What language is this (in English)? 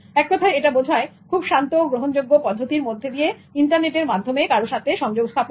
Bangla